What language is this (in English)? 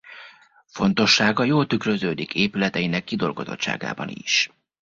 Hungarian